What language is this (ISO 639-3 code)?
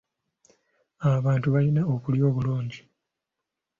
lug